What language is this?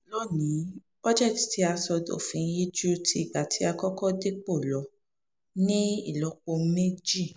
Yoruba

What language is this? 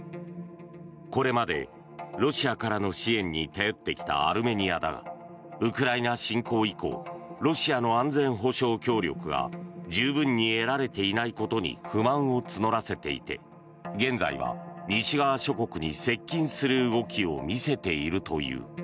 Japanese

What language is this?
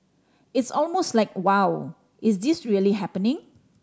English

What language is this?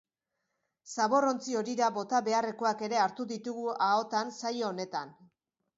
Basque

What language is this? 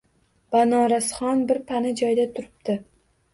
Uzbek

